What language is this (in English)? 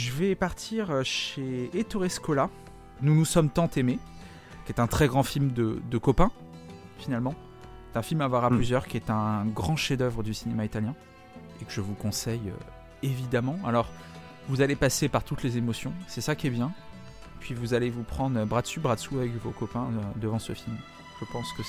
French